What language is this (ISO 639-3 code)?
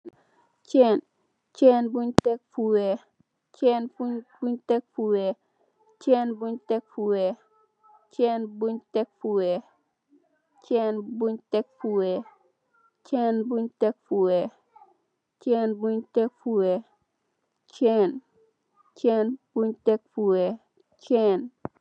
wol